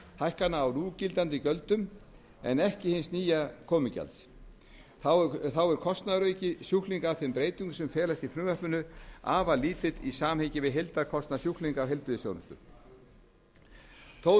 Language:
Icelandic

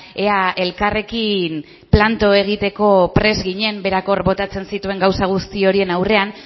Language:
Basque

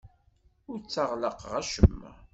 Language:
Kabyle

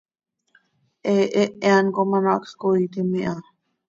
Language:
Seri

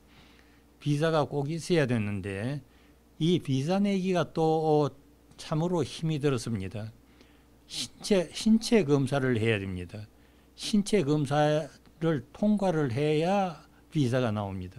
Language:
Korean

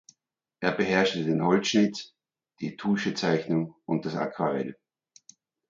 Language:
German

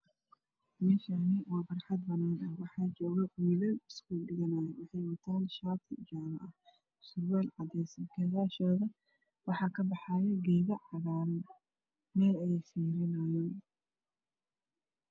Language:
Somali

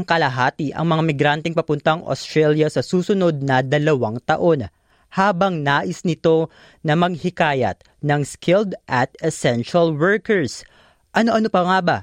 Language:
Filipino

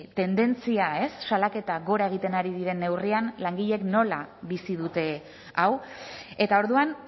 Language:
Basque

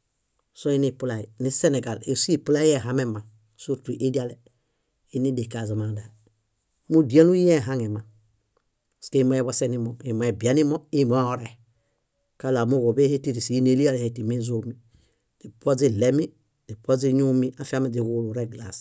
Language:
Bayot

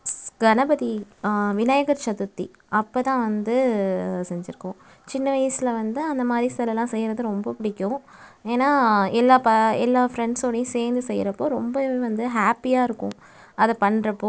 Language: Tamil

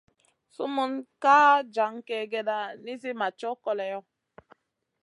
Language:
Masana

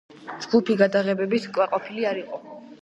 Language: Georgian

